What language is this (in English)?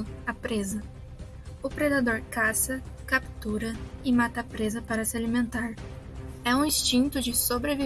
Portuguese